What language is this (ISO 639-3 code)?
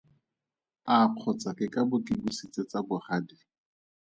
tsn